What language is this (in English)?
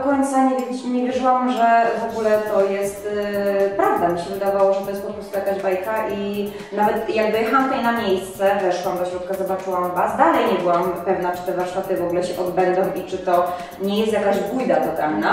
Polish